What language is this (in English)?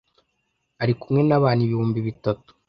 Kinyarwanda